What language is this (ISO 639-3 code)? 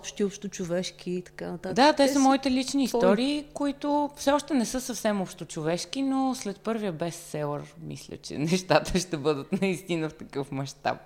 bul